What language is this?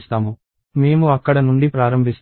Telugu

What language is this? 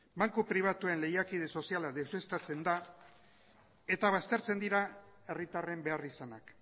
Basque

